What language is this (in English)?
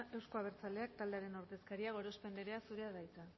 Basque